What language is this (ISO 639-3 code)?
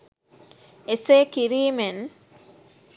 sin